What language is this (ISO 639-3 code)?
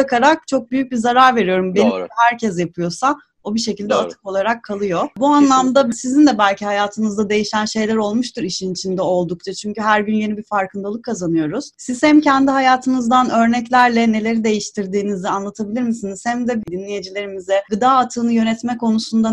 tur